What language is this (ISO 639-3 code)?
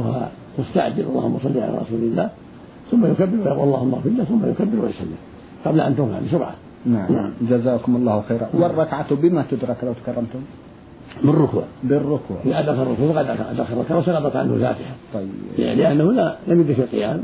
ara